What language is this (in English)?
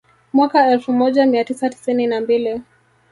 Swahili